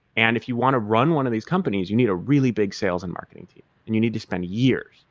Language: English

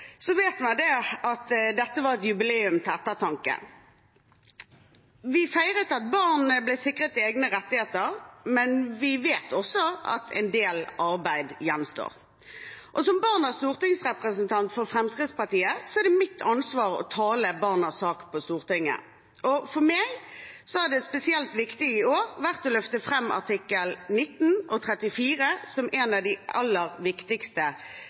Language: Norwegian Bokmål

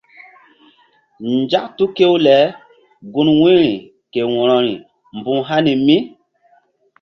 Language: Mbum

